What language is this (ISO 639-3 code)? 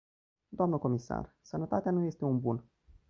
ron